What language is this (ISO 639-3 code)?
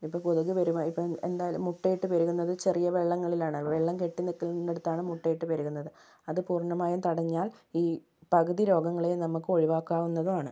mal